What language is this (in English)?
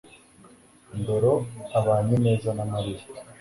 Kinyarwanda